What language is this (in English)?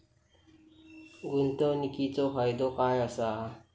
Marathi